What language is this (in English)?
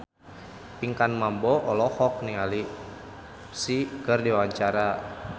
Sundanese